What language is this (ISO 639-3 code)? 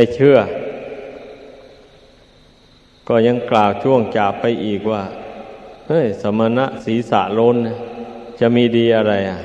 tha